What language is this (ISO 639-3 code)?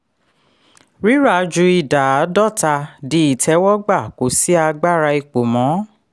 yor